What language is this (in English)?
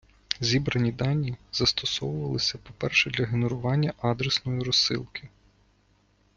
Ukrainian